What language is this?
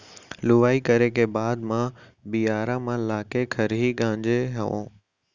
Chhattisgarhi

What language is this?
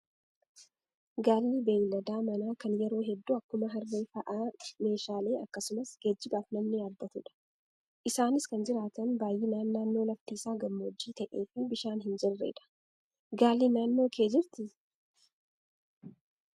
Oromo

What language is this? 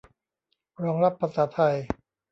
Thai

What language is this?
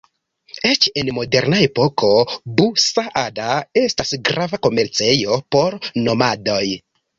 Esperanto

